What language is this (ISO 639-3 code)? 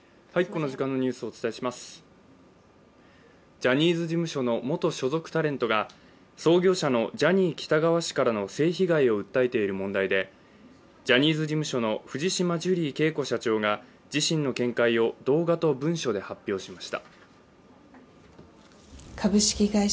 jpn